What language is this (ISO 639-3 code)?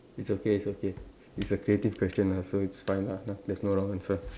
eng